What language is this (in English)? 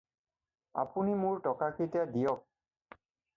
Assamese